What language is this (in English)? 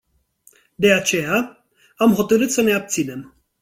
Romanian